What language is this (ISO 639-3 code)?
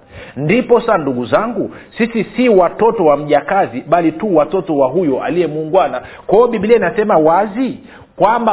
swa